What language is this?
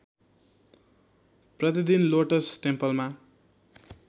Nepali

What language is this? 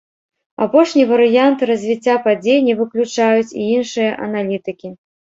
Belarusian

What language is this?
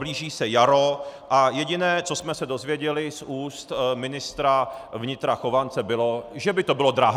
Czech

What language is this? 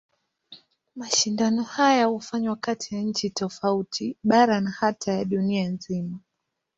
Swahili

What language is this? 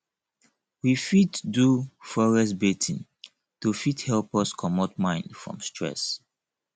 Nigerian Pidgin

